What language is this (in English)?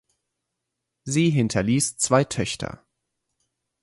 German